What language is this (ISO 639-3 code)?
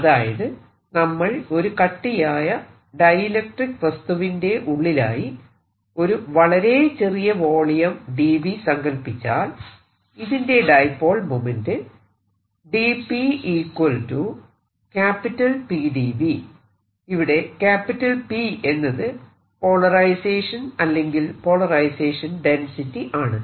mal